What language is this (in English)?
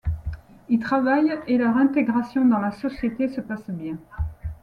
French